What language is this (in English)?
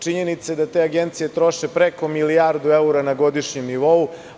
Serbian